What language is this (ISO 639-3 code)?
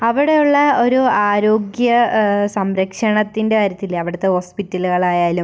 mal